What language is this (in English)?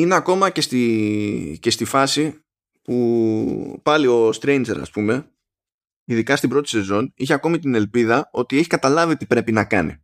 Greek